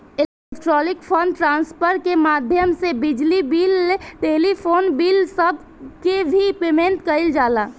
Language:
Bhojpuri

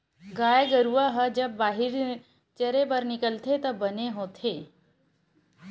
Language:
Chhattisgarhi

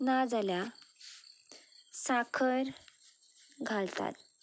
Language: Konkani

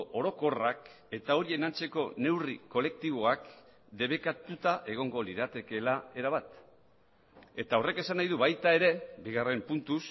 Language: Basque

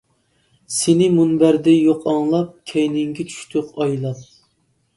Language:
Uyghur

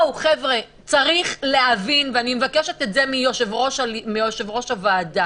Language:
Hebrew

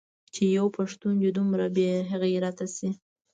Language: Pashto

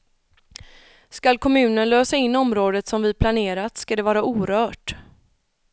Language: Swedish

